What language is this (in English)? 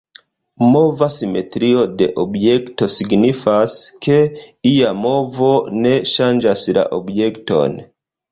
Esperanto